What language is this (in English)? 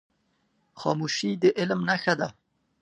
Pashto